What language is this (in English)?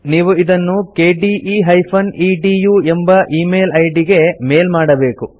Kannada